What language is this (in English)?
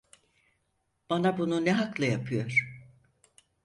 Turkish